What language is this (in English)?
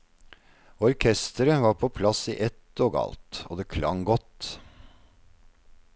Norwegian